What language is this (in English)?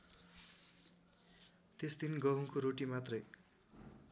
Nepali